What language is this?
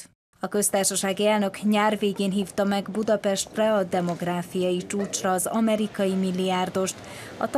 Hungarian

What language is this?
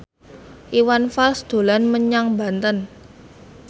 Javanese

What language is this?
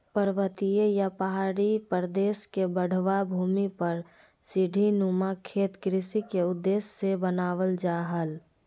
Magahi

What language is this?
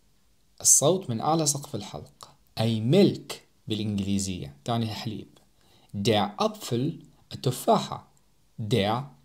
Arabic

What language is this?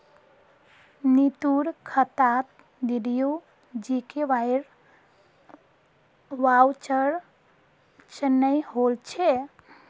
Magahi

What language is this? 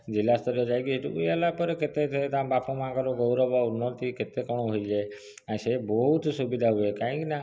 Odia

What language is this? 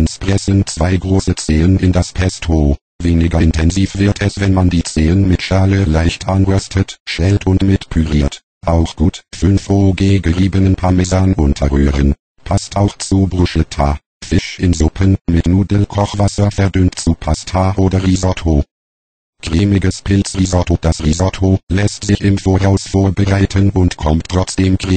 German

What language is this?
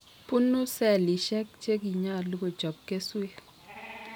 Kalenjin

